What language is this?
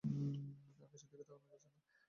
Bangla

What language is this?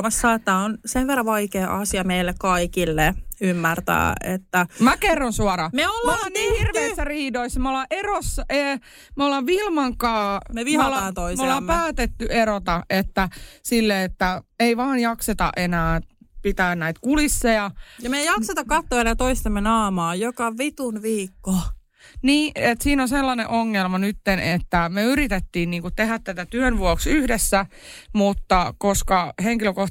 Finnish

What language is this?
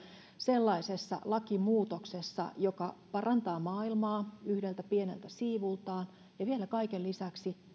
Finnish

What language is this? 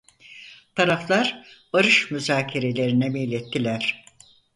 Turkish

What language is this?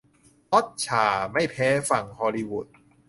Thai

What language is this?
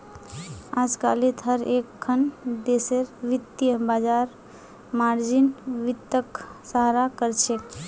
Magahi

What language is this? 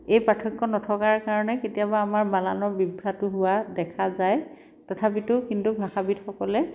Assamese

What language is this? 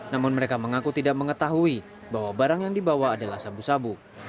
Indonesian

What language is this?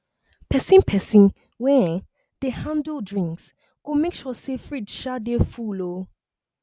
Nigerian Pidgin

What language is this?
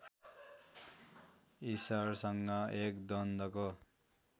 Nepali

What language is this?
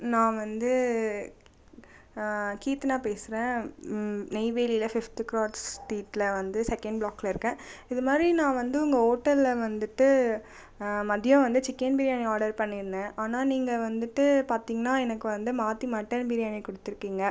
Tamil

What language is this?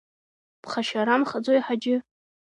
Abkhazian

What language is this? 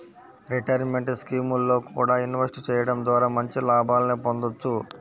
Telugu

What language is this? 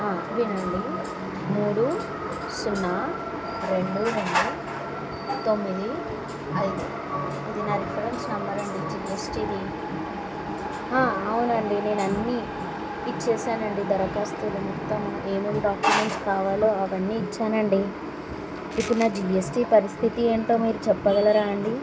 Telugu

